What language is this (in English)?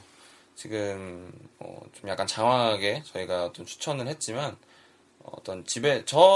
Korean